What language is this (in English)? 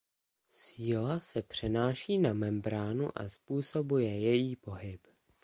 Czech